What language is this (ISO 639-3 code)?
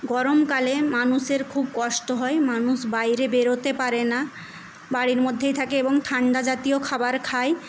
ben